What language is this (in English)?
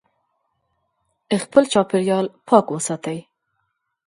Pashto